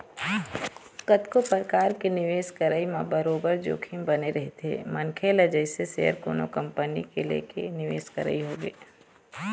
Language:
Chhattisgarhi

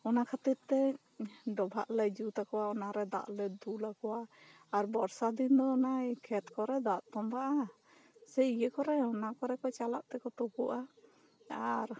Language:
Santali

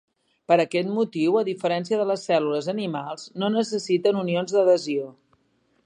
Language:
Catalan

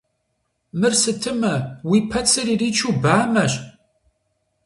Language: Kabardian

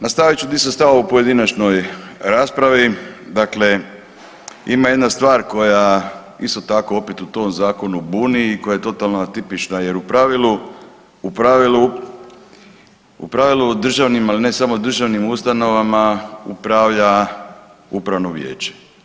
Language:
Croatian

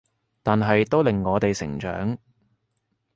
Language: Cantonese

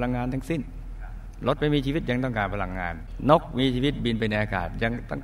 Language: Thai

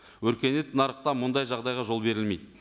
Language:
Kazakh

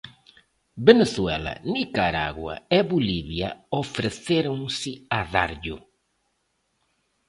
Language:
Galician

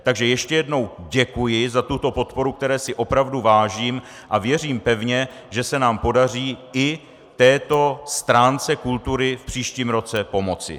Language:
Czech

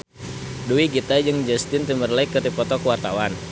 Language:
Sundanese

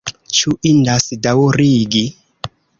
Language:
Esperanto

